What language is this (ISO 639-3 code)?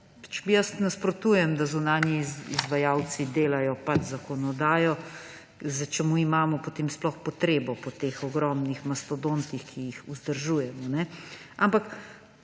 slv